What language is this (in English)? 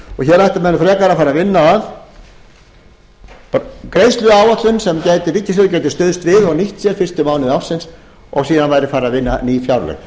Icelandic